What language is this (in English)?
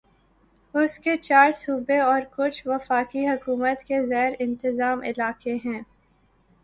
Urdu